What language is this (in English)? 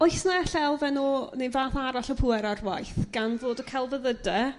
Welsh